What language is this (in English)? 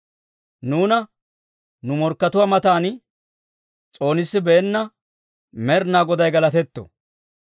Dawro